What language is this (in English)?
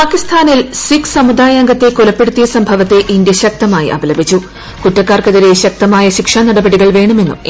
Malayalam